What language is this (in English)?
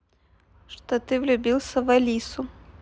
Russian